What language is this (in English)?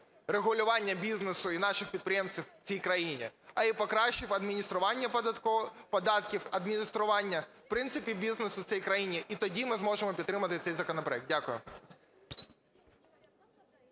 Ukrainian